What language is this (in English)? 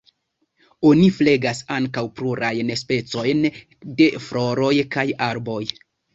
Esperanto